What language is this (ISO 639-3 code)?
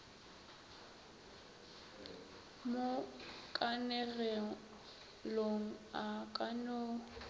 nso